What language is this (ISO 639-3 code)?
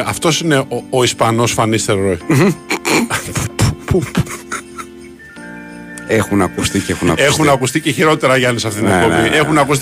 ell